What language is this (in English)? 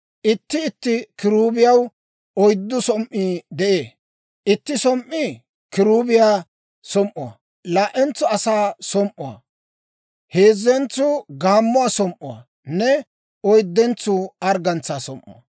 Dawro